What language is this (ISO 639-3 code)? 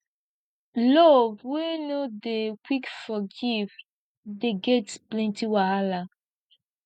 pcm